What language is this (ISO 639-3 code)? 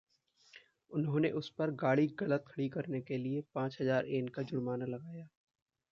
hin